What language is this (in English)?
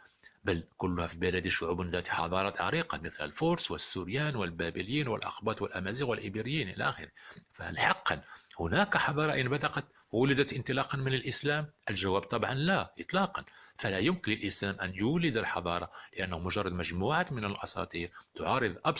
Arabic